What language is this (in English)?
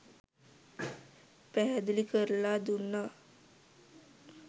Sinhala